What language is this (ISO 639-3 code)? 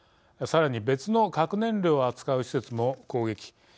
jpn